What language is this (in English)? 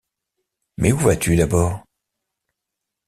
French